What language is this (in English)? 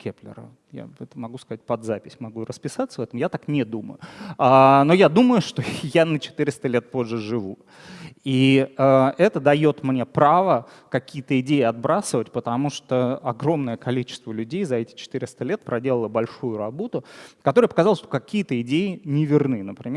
Russian